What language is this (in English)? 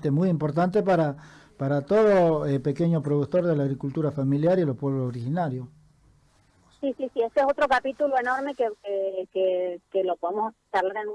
Spanish